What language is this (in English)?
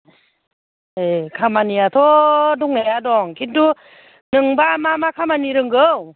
Bodo